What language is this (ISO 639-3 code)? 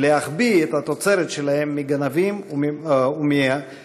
heb